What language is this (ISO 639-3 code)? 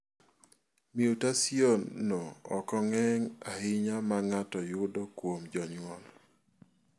luo